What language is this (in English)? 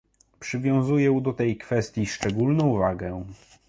Polish